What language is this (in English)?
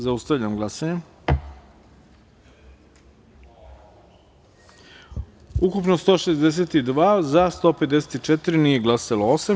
Serbian